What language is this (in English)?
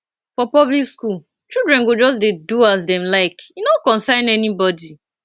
Nigerian Pidgin